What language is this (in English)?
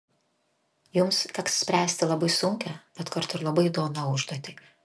Lithuanian